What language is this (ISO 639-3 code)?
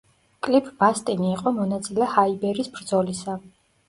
kat